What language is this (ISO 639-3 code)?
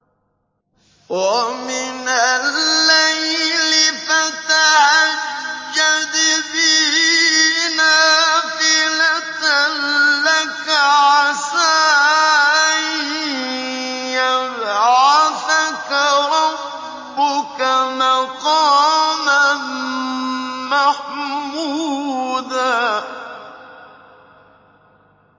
ara